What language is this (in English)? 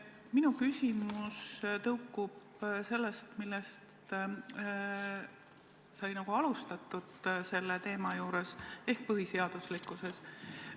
Estonian